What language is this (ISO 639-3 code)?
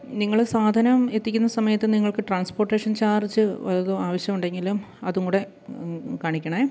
mal